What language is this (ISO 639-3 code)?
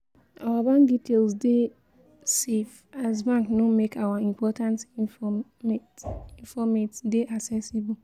pcm